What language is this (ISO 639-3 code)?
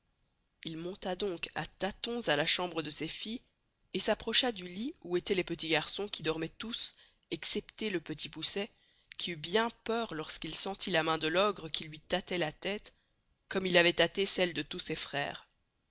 fra